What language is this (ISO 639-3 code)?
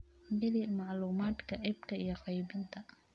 som